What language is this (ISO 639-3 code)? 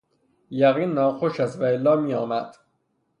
fas